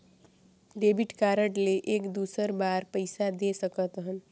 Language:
Chhattisgarhi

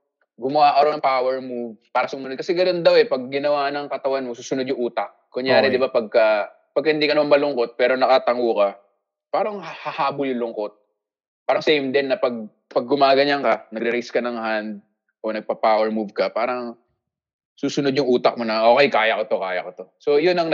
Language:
Filipino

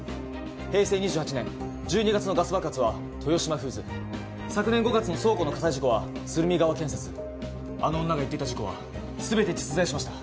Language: Japanese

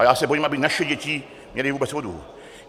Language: Czech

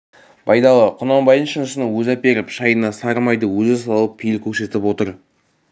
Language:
Kazakh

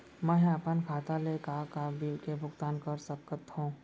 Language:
Chhattisgarhi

